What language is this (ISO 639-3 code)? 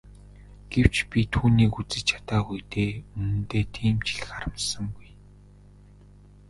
mon